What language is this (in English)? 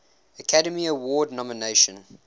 English